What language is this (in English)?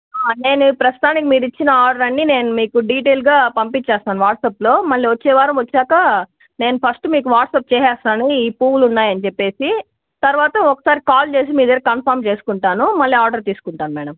Telugu